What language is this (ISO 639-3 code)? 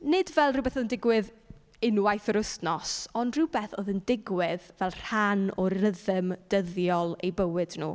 cym